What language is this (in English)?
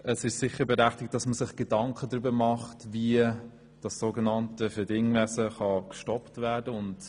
Swiss German